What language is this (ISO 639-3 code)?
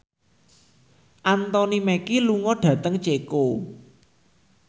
jav